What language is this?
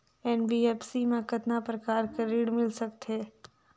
Chhattisgarhi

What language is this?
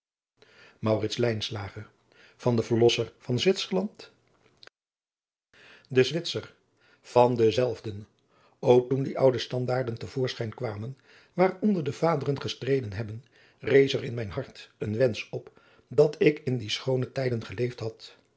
Dutch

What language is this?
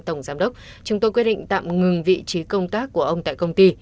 Vietnamese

